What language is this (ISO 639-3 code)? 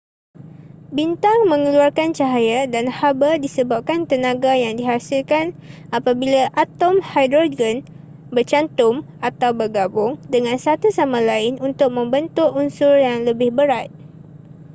msa